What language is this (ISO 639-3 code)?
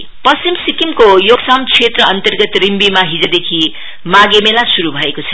nep